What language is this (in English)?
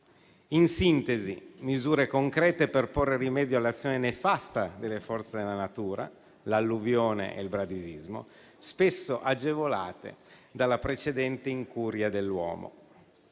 Italian